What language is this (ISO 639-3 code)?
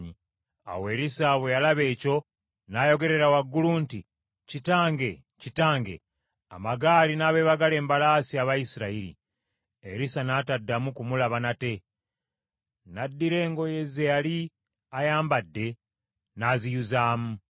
lug